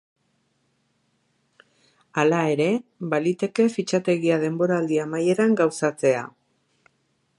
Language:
Basque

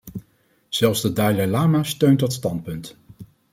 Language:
Dutch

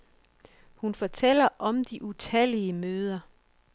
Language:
Danish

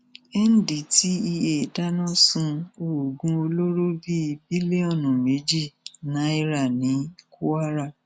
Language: Yoruba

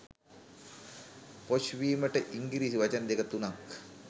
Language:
Sinhala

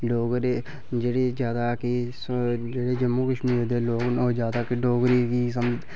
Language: Dogri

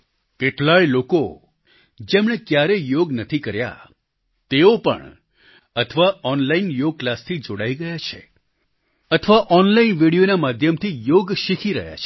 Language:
Gujarati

